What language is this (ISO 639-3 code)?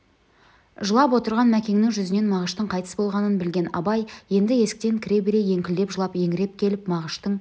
kaz